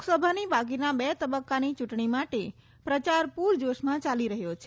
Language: Gujarati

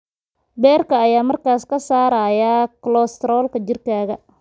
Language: Somali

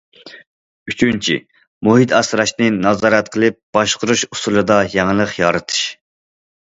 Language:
Uyghur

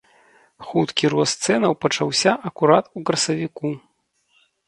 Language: Belarusian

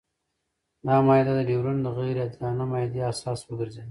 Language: Pashto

